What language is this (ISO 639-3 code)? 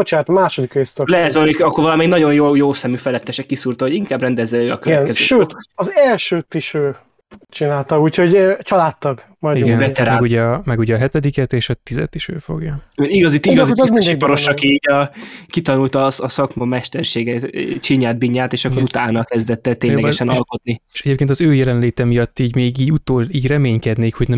hun